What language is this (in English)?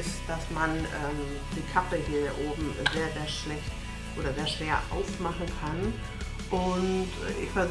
German